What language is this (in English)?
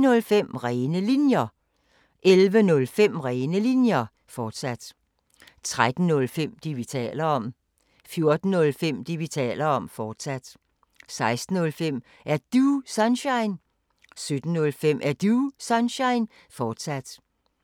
Danish